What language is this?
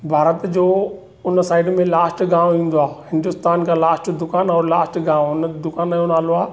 Sindhi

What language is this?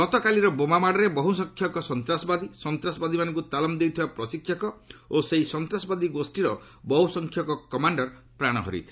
Odia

